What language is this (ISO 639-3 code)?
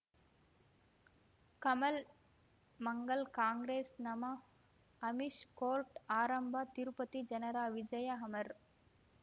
kan